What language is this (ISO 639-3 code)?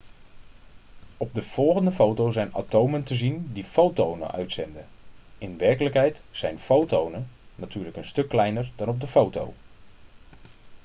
nld